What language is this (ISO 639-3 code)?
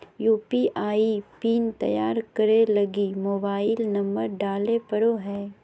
mag